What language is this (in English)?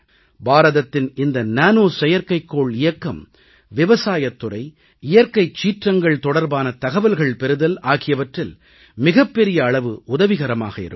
Tamil